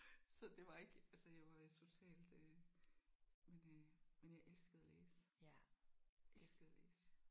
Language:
Danish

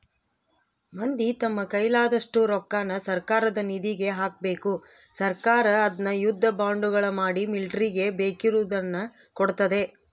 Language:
Kannada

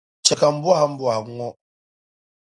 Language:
Dagbani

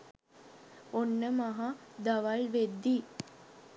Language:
Sinhala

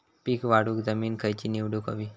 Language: Marathi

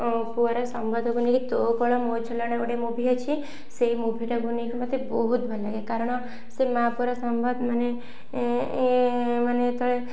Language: Odia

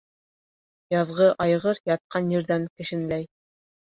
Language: Bashkir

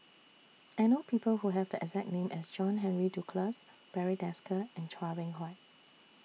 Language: English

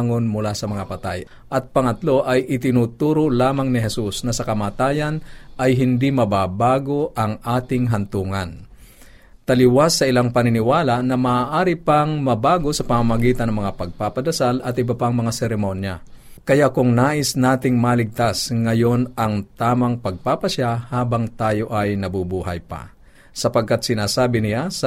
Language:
Filipino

